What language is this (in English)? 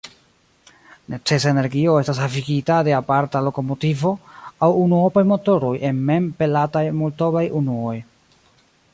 Esperanto